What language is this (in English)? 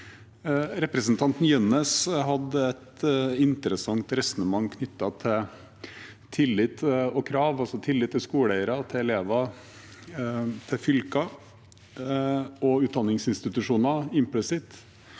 Norwegian